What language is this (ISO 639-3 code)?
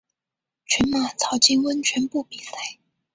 zho